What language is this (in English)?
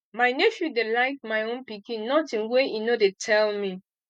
Nigerian Pidgin